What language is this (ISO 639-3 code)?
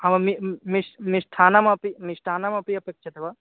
san